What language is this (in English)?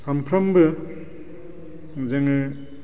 Bodo